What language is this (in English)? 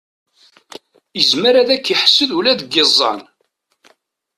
Kabyle